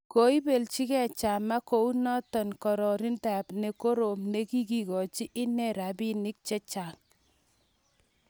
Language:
Kalenjin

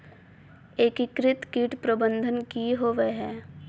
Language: Magahi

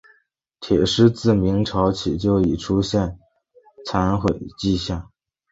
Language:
Chinese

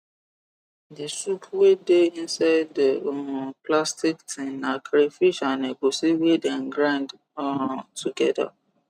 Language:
Nigerian Pidgin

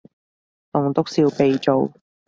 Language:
Cantonese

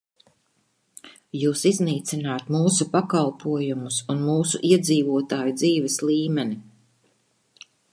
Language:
Latvian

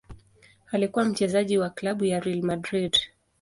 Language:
Swahili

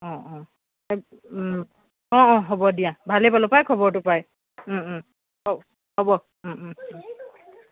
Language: Assamese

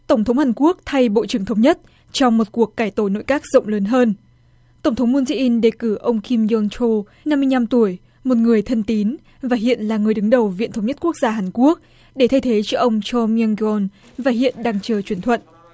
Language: Vietnamese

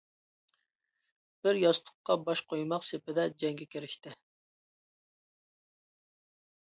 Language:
Uyghur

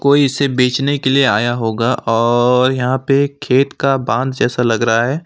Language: Hindi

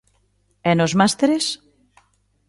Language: Galician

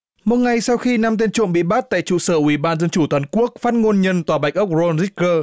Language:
Vietnamese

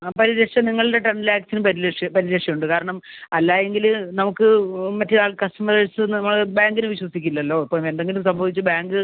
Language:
Malayalam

